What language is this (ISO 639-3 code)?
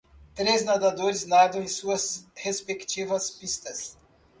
por